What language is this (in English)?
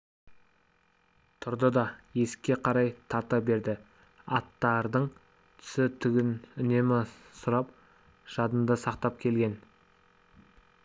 Kazakh